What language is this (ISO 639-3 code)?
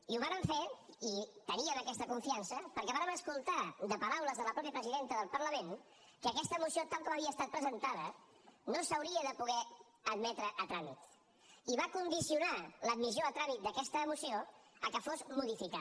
cat